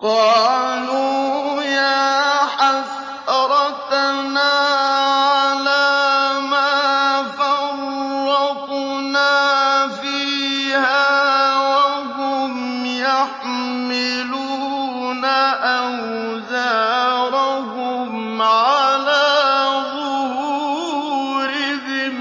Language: Arabic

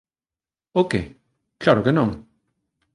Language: Galician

